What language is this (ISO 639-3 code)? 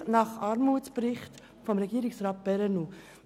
gsw